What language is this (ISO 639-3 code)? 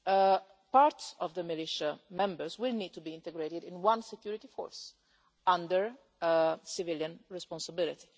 eng